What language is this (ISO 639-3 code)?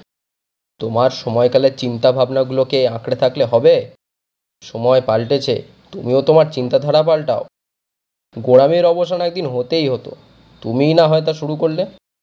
ben